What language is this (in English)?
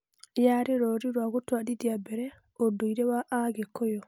Kikuyu